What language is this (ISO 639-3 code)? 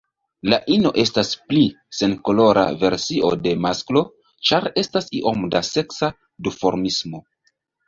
epo